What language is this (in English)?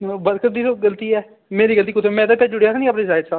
Dogri